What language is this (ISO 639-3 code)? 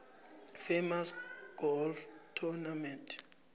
nbl